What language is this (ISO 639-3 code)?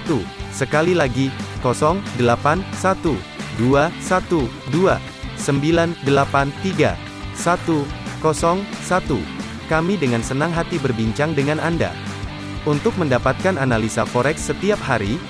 ind